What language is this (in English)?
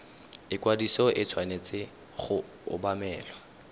Tswana